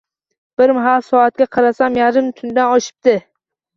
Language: Uzbek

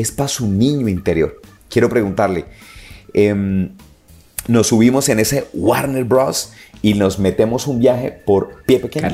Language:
Spanish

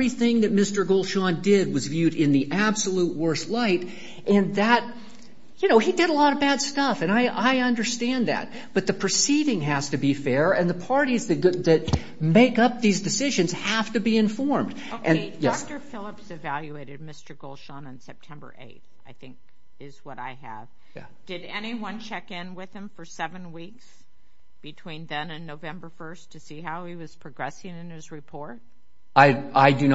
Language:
English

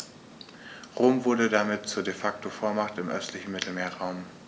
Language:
German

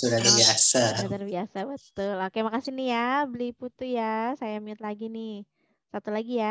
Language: Indonesian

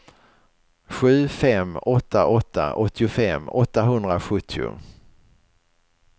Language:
Swedish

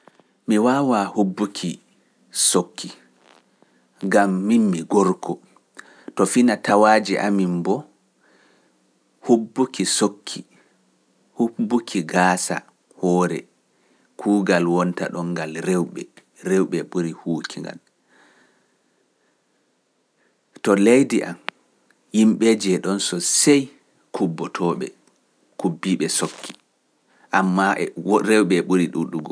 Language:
Pular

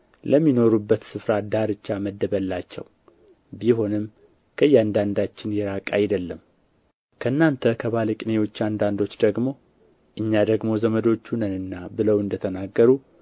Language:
Amharic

